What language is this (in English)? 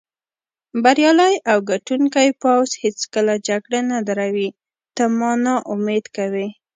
Pashto